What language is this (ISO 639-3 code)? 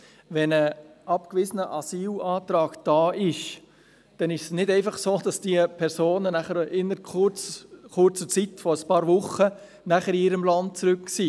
gsw